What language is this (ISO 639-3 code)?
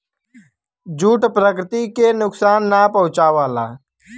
bho